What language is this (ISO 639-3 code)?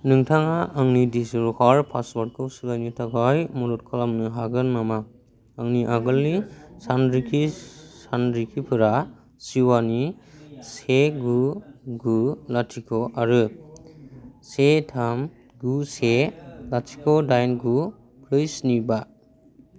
brx